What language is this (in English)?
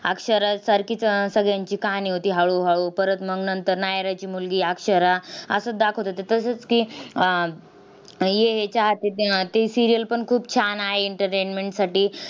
Marathi